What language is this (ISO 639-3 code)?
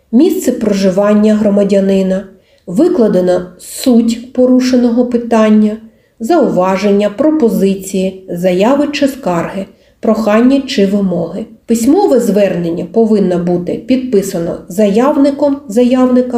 ukr